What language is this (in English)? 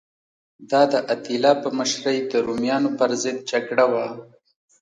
Pashto